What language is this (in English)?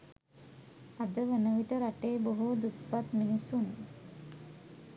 Sinhala